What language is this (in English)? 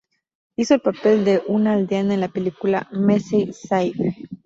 Spanish